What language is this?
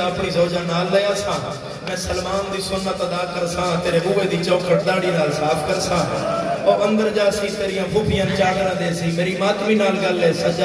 Arabic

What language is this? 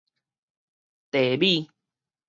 Min Nan Chinese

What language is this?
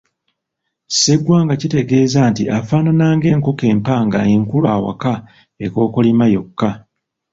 Ganda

